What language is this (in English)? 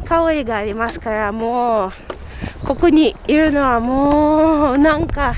Japanese